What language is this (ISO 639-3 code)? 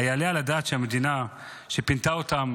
heb